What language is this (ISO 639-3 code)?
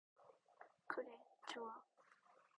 kor